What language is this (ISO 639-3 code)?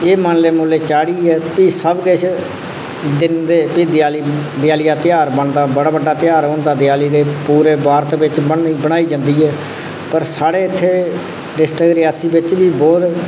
doi